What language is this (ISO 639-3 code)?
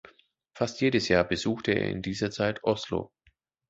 deu